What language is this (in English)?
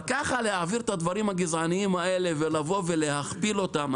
Hebrew